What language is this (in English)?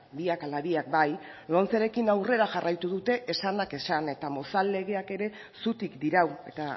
Basque